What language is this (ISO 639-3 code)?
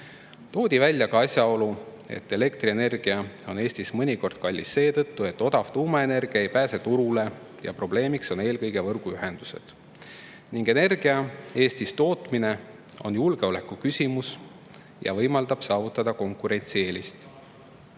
est